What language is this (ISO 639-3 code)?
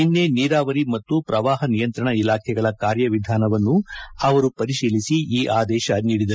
kan